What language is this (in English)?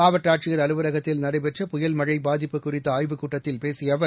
Tamil